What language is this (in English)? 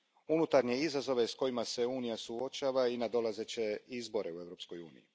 Croatian